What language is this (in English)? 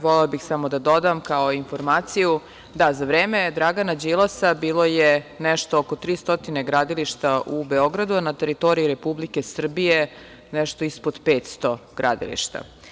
Serbian